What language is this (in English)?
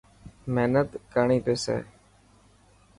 Dhatki